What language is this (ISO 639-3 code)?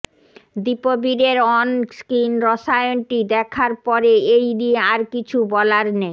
ben